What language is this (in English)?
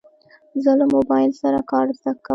Pashto